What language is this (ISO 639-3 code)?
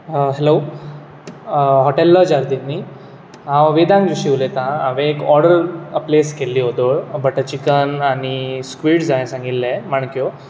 kok